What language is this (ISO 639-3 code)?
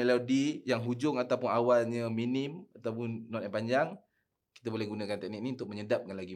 msa